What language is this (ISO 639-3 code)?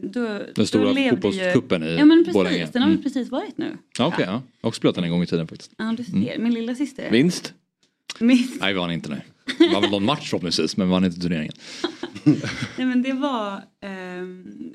swe